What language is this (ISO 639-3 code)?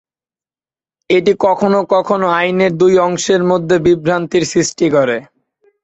ben